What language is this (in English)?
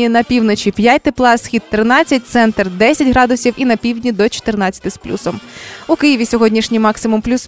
Ukrainian